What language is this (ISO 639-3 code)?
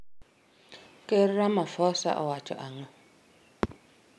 luo